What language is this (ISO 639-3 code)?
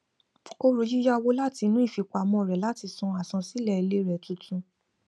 yor